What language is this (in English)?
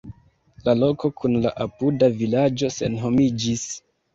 Esperanto